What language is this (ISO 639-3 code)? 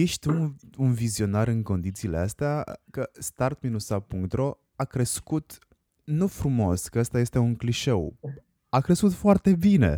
ron